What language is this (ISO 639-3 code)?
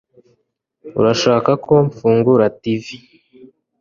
kin